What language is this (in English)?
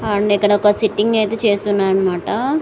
Telugu